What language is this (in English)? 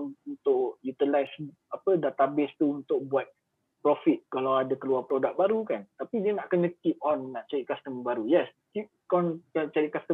Malay